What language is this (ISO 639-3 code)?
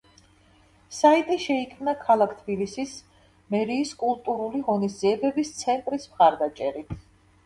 kat